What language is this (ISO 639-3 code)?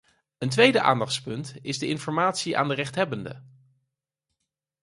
nld